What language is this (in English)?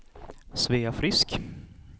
Swedish